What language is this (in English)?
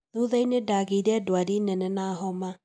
Kikuyu